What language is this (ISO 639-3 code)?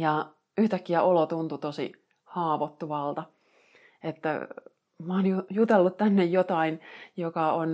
fin